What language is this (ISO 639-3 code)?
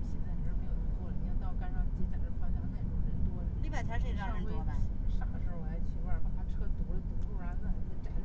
zho